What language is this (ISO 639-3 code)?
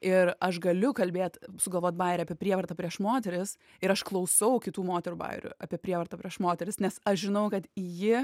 lit